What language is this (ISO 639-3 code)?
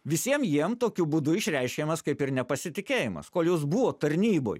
lit